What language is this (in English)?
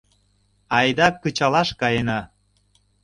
Mari